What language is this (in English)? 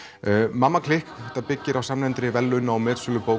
Icelandic